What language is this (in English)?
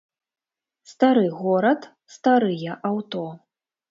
Belarusian